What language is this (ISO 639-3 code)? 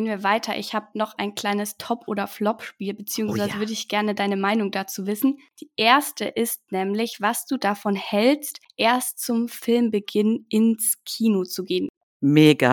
deu